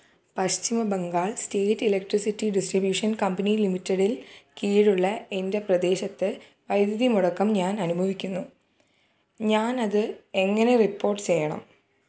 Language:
Malayalam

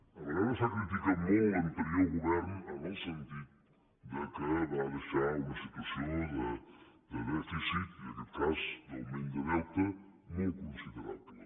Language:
Catalan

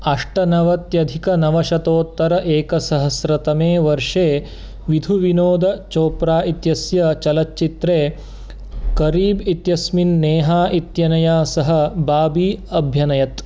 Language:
Sanskrit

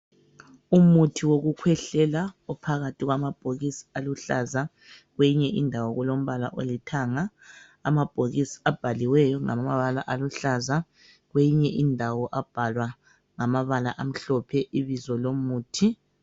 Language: North Ndebele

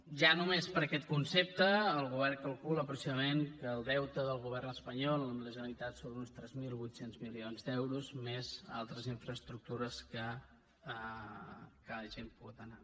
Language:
Catalan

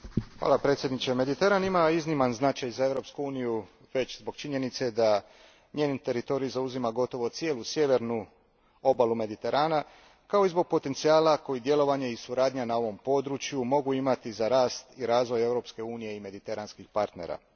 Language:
Croatian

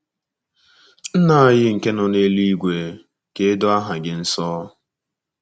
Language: Igbo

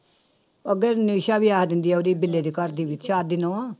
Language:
Punjabi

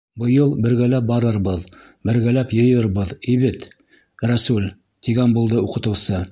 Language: Bashkir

